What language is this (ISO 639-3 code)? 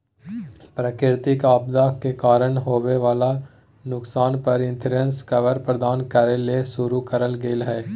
mag